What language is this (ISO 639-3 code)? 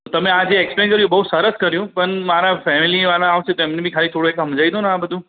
guj